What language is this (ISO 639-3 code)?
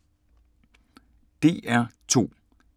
dan